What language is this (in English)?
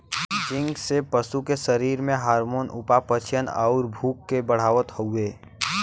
Bhojpuri